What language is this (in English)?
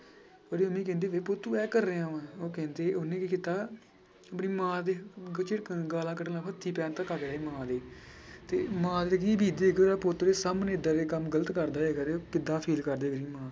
Punjabi